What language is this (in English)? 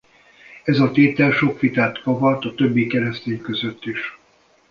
Hungarian